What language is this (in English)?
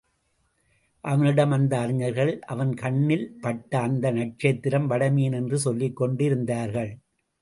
Tamil